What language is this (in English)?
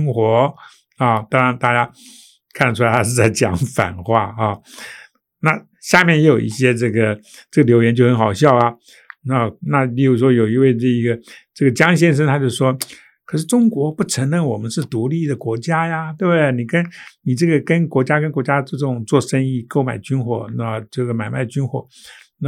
Chinese